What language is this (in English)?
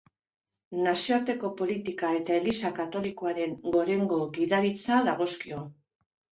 Basque